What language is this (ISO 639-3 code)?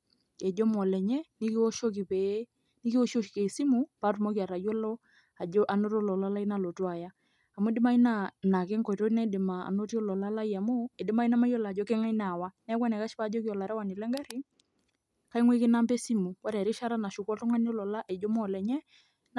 mas